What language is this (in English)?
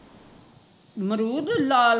Punjabi